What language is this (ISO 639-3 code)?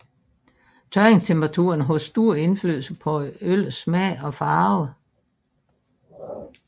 dan